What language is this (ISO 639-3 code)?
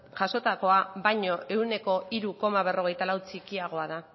eus